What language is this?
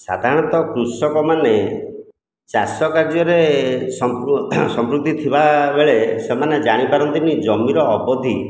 Odia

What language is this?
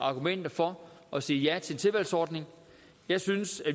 Danish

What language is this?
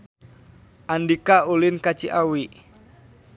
Sundanese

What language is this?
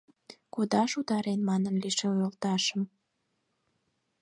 Mari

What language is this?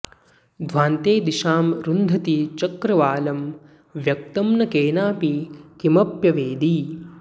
Sanskrit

